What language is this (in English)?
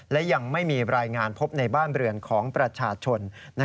Thai